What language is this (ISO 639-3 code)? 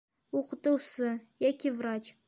bak